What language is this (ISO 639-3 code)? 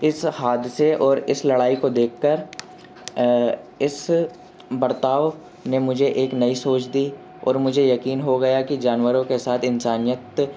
urd